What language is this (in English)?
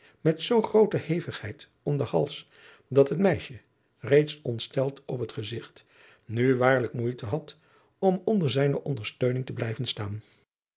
Dutch